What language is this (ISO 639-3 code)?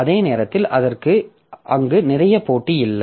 tam